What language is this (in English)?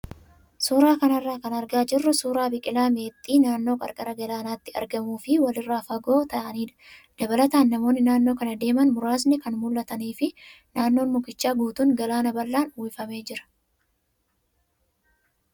Oromo